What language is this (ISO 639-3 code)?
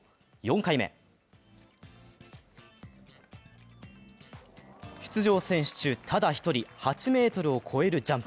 jpn